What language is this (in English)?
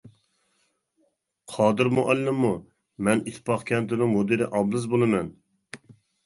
Uyghur